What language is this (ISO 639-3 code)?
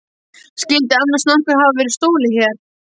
isl